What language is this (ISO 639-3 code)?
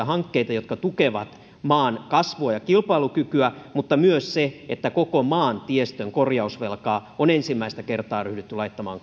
fin